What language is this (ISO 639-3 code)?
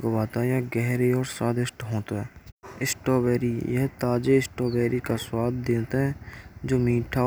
bra